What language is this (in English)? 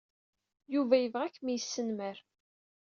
Kabyle